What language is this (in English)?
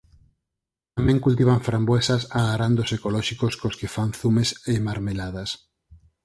Galician